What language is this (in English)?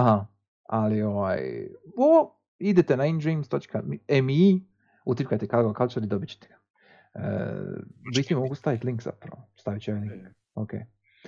Croatian